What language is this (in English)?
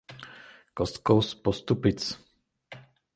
Czech